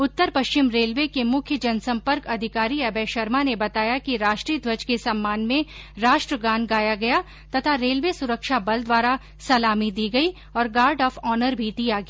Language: Hindi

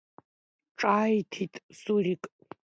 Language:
Abkhazian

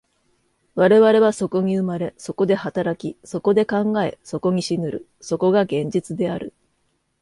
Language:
Japanese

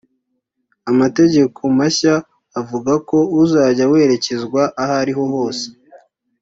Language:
Kinyarwanda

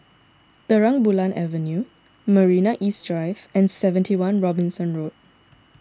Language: English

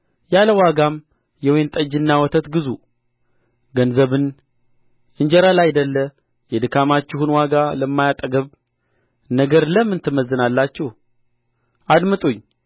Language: Amharic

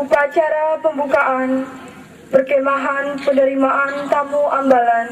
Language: Indonesian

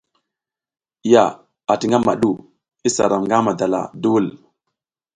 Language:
South Giziga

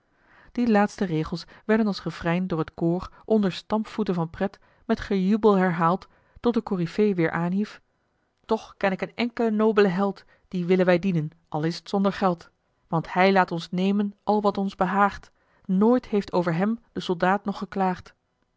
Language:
Dutch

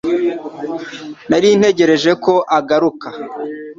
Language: Kinyarwanda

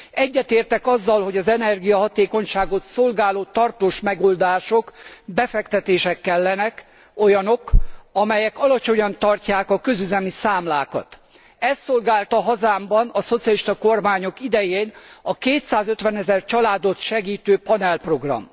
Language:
Hungarian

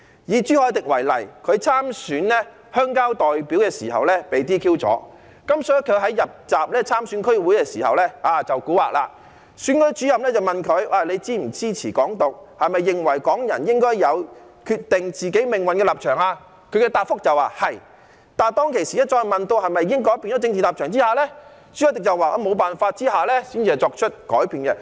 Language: Cantonese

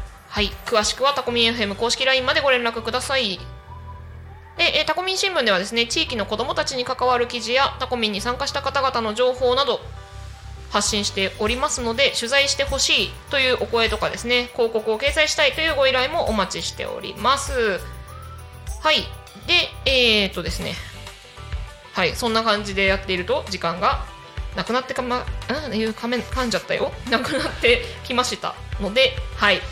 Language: Japanese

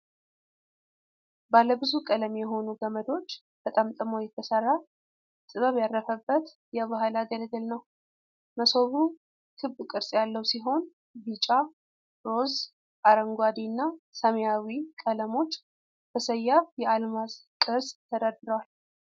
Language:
Amharic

